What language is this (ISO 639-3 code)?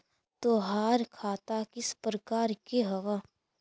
mag